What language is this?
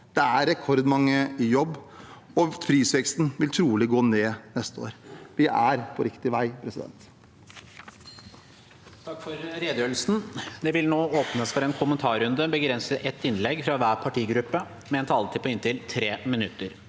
Norwegian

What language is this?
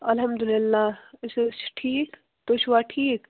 Kashmiri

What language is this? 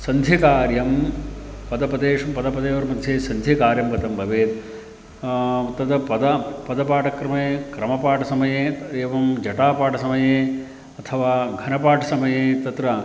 Sanskrit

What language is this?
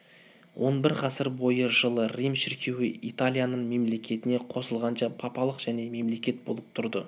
Kazakh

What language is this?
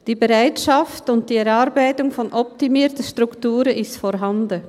Swiss German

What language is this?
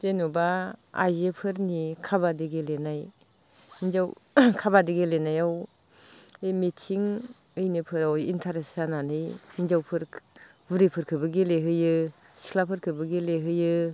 Bodo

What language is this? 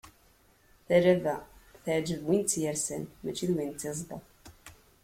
Kabyle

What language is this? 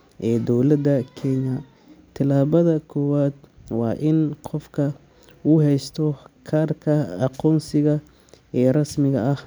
Somali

